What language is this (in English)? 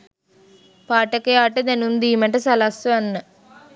Sinhala